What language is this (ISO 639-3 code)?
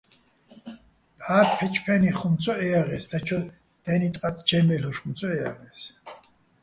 bbl